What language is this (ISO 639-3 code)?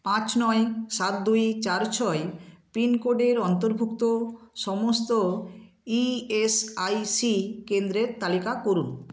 ben